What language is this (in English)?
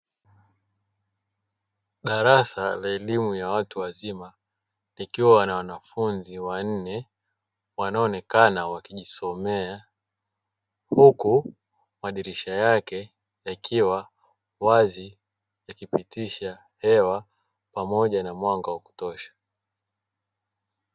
Swahili